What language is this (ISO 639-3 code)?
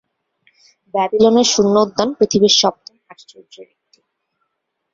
ben